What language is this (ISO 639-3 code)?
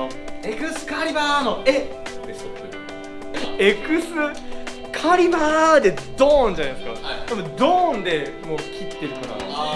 jpn